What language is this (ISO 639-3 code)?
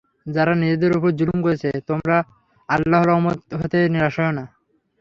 ben